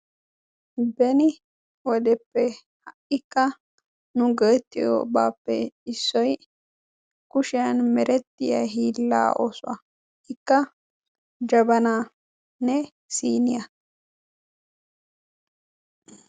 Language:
Wolaytta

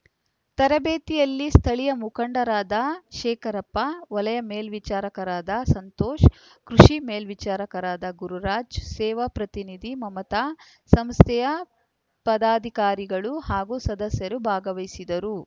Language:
Kannada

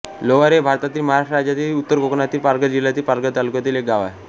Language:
Marathi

